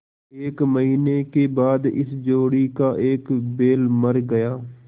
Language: Hindi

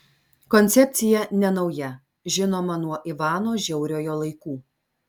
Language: Lithuanian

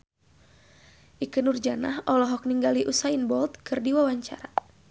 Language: Sundanese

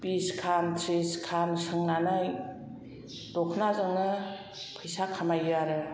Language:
Bodo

